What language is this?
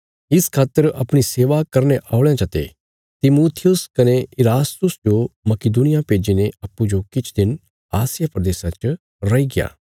Bilaspuri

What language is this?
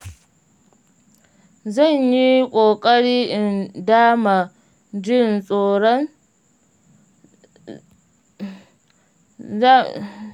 Hausa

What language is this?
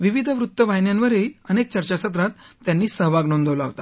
Marathi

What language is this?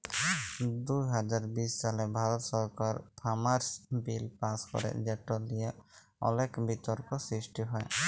Bangla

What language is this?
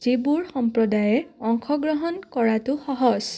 Assamese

